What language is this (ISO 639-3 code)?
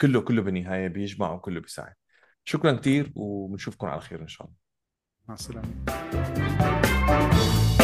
ara